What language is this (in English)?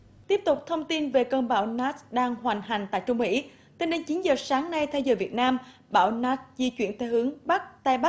Vietnamese